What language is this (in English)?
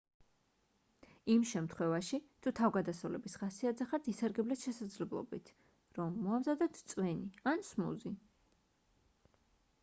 Georgian